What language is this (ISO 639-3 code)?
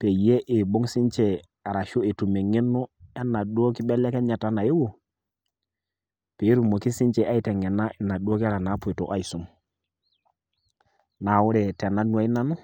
mas